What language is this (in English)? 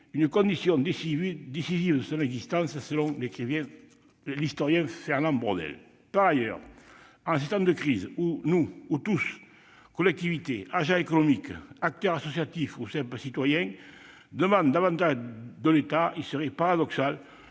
French